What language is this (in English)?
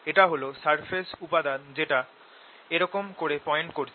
Bangla